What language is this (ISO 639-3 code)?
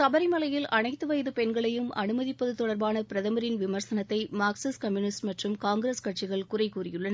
tam